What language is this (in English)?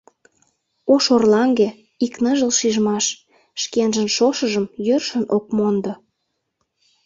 Mari